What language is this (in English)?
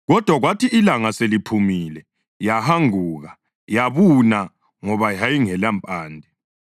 North Ndebele